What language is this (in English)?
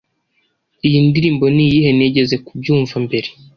Kinyarwanda